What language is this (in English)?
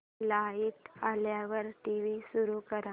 Marathi